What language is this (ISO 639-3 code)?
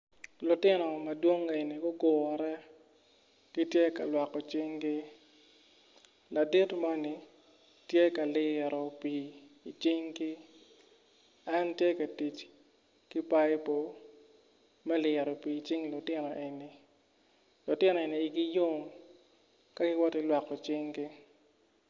ach